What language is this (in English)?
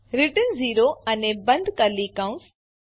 Gujarati